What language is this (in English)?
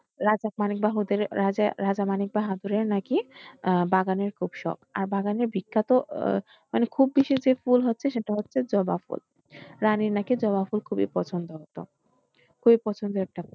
Bangla